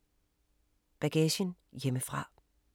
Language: Danish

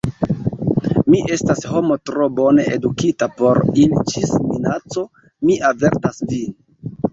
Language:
Esperanto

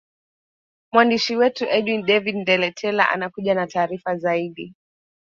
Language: Swahili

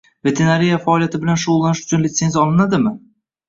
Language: Uzbek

